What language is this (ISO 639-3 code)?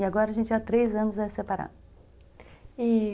por